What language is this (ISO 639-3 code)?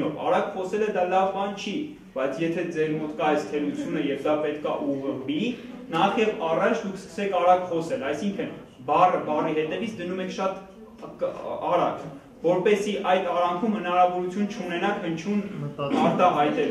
ron